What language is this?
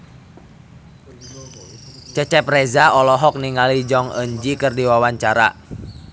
Sundanese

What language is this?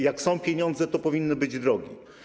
Polish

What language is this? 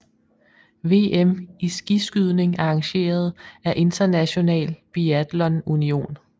Danish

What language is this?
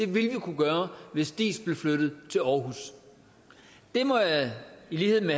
Danish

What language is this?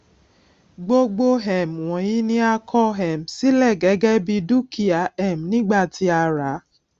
Yoruba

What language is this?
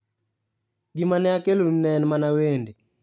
Luo (Kenya and Tanzania)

